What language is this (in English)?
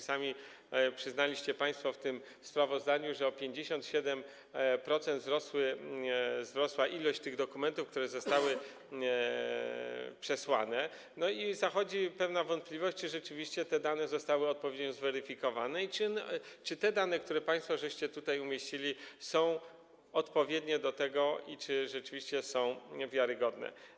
Polish